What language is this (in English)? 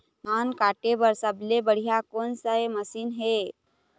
Chhattisgarhi